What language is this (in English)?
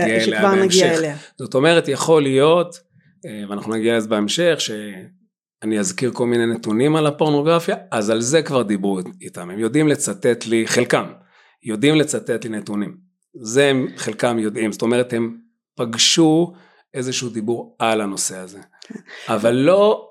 Hebrew